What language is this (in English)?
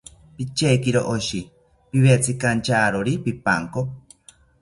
South Ucayali Ashéninka